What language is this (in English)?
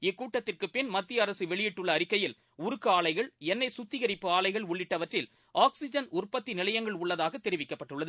Tamil